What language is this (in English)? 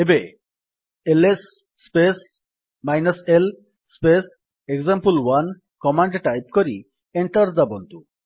Odia